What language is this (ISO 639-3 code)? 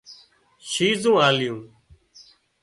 kxp